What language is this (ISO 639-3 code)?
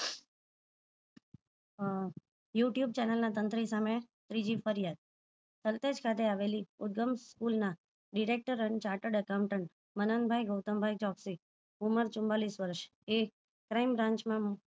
guj